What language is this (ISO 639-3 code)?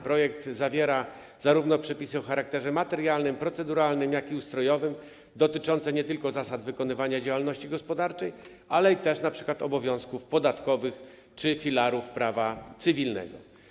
pol